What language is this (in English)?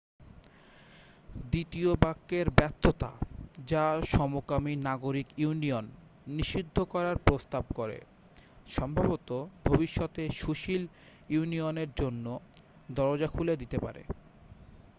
Bangla